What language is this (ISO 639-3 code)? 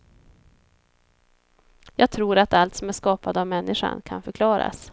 swe